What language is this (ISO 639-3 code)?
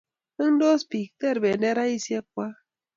kln